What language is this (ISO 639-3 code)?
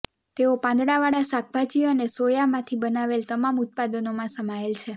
guj